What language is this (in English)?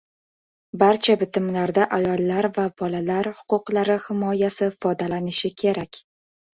Uzbek